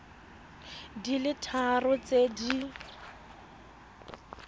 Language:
Tswana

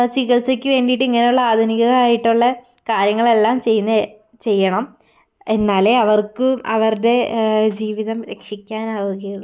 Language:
Malayalam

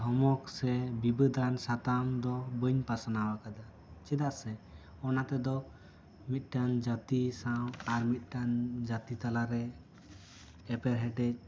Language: Santali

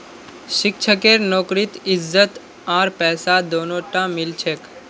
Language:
Magahi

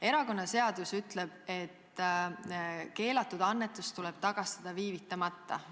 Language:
Estonian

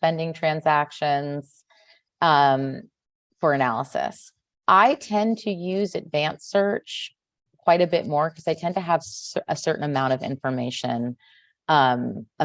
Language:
English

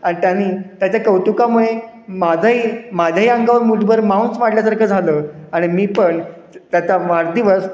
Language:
Marathi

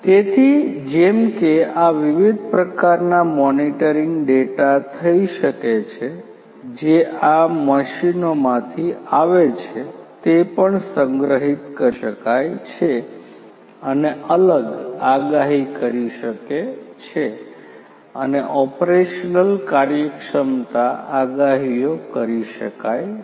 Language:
Gujarati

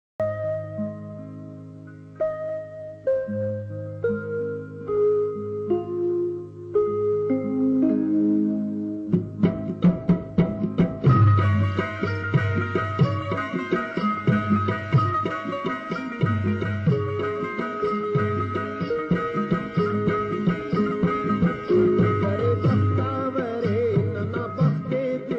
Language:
Arabic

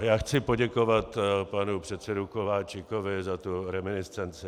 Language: Czech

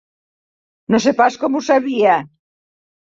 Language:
Catalan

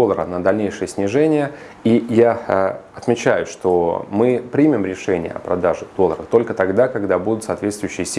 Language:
Russian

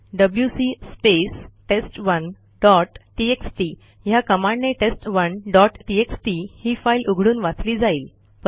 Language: Marathi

